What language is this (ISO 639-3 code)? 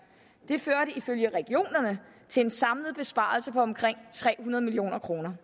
dan